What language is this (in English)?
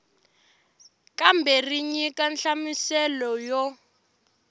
Tsonga